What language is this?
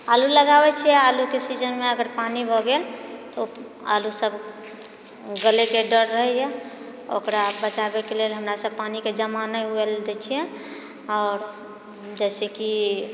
Maithili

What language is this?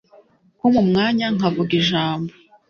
Kinyarwanda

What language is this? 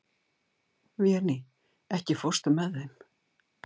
Icelandic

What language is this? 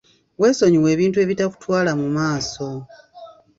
Ganda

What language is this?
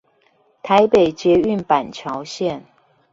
Chinese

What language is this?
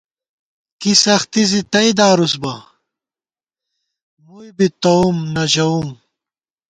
Gawar-Bati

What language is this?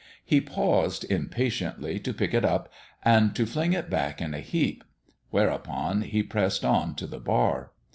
English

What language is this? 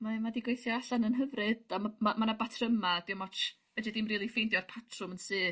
Welsh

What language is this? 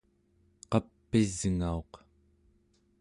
Central Yupik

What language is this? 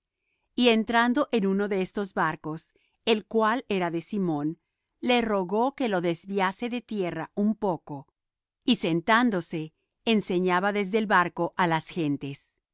Spanish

